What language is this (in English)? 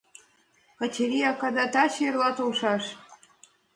Mari